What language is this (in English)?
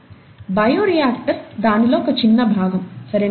Telugu